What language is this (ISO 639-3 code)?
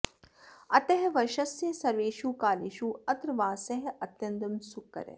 san